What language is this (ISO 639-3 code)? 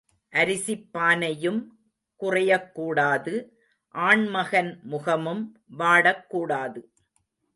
tam